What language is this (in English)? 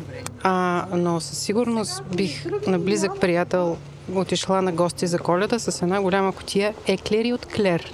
Bulgarian